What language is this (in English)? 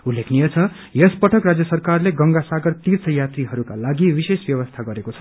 Nepali